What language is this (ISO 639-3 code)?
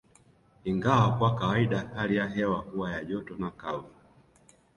swa